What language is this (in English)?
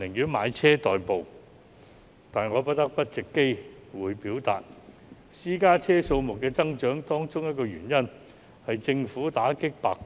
Cantonese